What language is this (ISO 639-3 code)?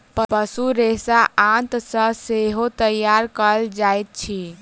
mai